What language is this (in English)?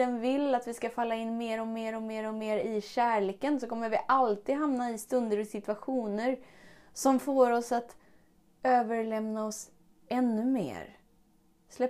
Swedish